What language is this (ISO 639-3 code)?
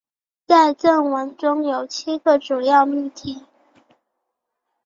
zho